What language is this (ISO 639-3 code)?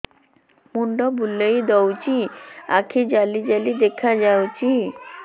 ori